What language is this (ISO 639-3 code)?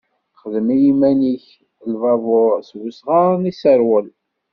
kab